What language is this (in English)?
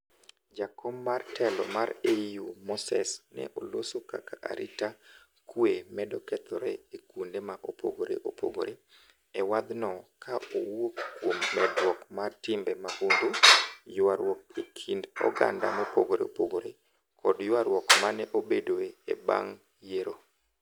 Luo (Kenya and Tanzania)